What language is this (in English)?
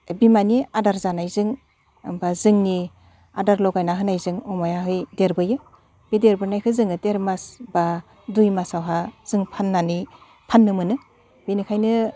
Bodo